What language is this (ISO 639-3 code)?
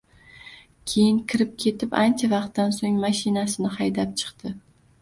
uzb